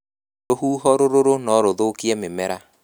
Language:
Kikuyu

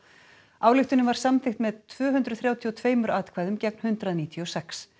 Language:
Icelandic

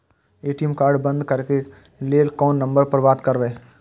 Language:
Maithili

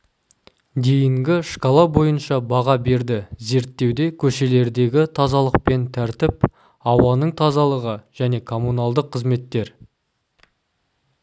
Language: Kazakh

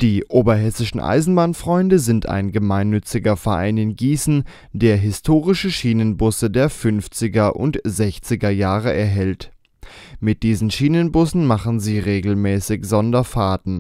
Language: German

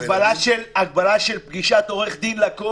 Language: Hebrew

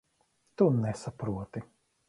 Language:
Latvian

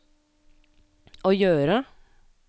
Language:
Norwegian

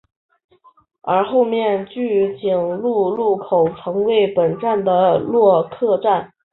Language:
Chinese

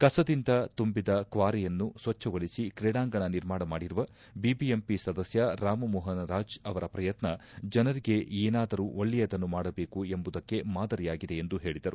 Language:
Kannada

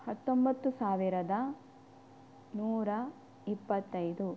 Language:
Kannada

